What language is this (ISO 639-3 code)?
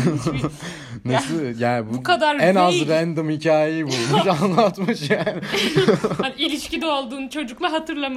tur